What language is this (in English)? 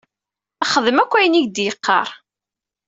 Kabyle